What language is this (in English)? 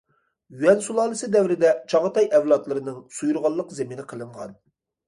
Uyghur